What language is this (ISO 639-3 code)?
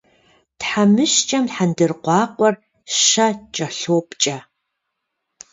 kbd